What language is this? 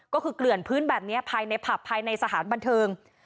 Thai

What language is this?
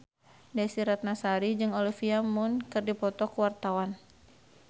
Sundanese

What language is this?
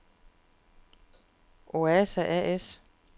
Danish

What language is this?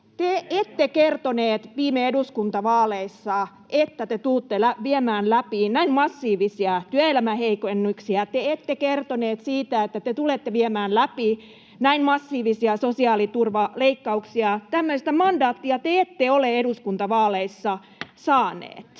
Finnish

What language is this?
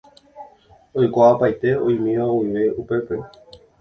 Guarani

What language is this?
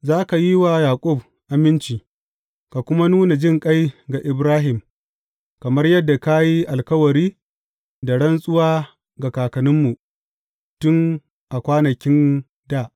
Hausa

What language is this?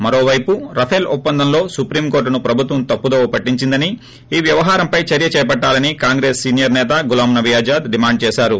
Telugu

